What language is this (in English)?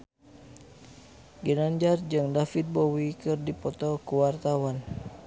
Sundanese